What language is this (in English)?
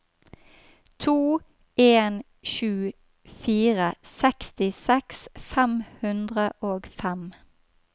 Norwegian